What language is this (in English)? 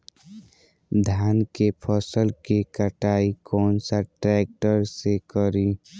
Bhojpuri